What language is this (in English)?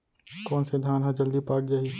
Chhattisgarhi